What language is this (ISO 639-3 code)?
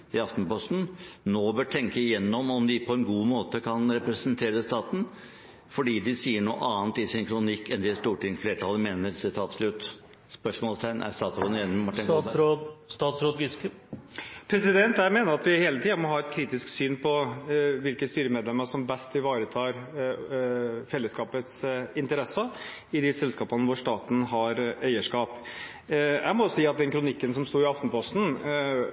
nob